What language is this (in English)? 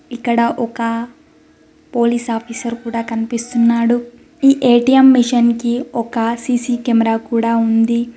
Telugu